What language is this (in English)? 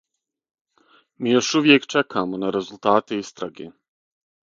Serbian